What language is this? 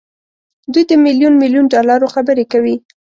Pashto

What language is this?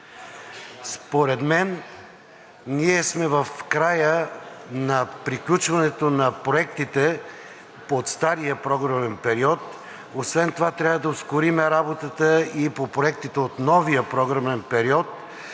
Bulgarian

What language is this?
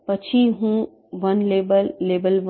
Gujarati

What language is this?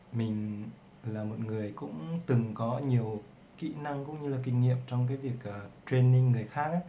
Vietnamese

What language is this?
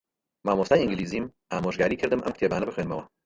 Central Kurdish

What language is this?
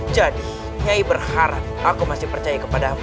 Indonesian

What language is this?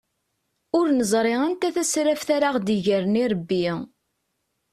Kabyle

